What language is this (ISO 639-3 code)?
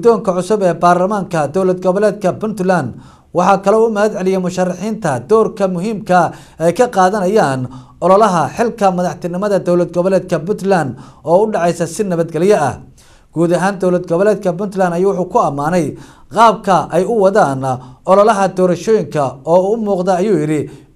ara